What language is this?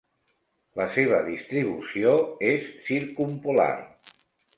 Catalan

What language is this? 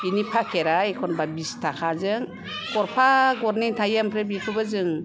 Bodo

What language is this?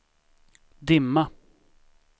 Swedish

